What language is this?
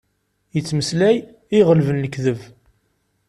Kabyle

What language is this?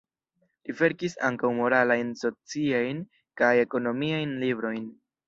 Esperanto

